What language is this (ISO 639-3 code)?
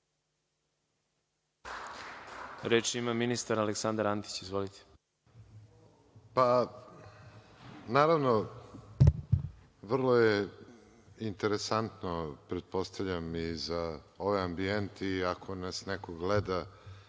srp